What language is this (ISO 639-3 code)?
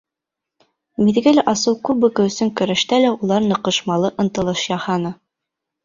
bak